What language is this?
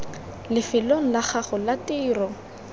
Tswana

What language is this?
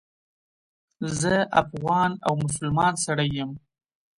Pashto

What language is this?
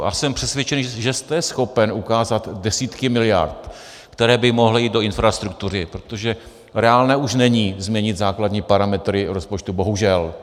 Czech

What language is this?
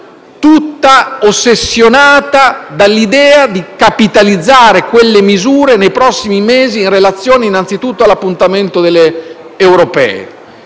Italian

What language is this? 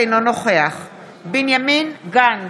Hebrew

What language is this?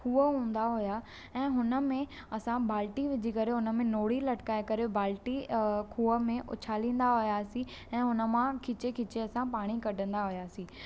Sindhi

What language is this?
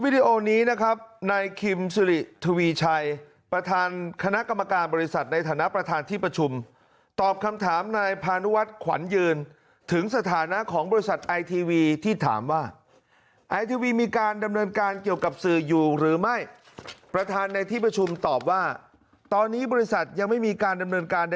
Thai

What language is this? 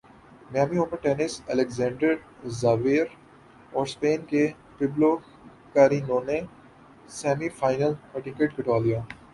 Urdu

